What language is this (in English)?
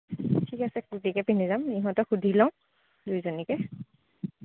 Assamese